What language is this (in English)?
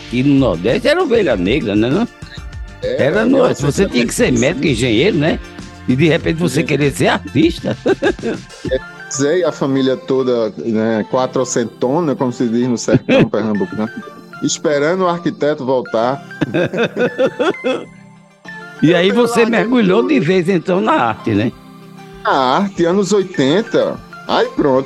Portuguese